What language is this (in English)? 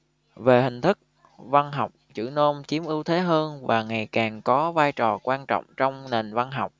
Vietnamese